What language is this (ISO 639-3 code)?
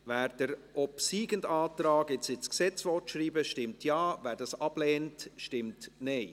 gsw